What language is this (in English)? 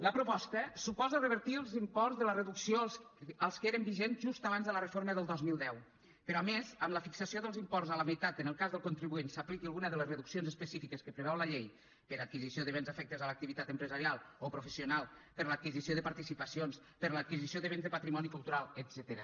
Catalan